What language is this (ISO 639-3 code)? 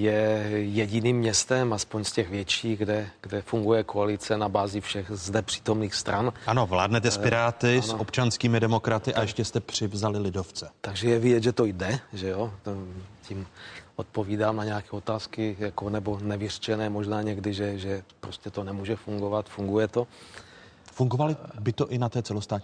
ces